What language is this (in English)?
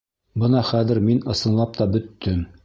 Bashkir